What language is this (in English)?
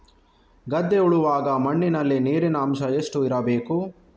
Kannada